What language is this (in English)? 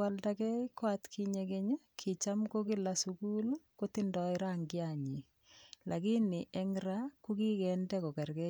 Kalenjin